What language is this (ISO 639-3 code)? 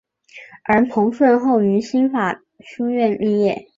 zho